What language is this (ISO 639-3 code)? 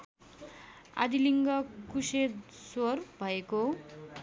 nep